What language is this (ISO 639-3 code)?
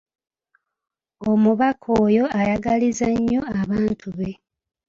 lug